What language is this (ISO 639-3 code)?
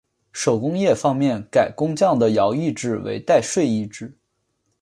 zho